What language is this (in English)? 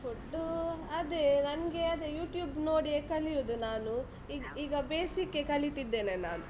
Kannada